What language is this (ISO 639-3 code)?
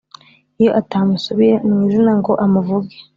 kin